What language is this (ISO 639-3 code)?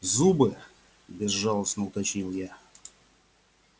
rus